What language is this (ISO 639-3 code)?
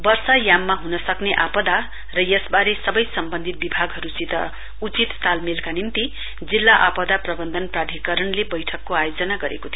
nep